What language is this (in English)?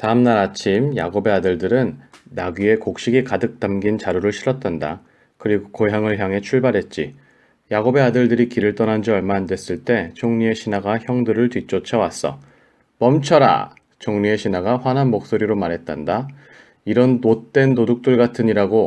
Korean